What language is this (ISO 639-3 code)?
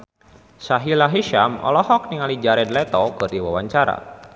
sun